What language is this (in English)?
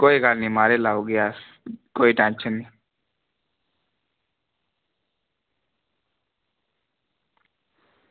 Dogri